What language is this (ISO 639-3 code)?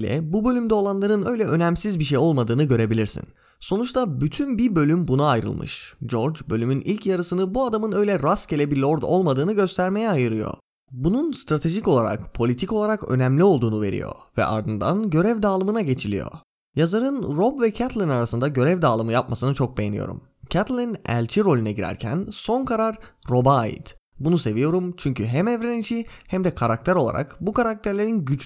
tur